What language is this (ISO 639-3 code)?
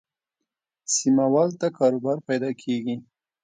pus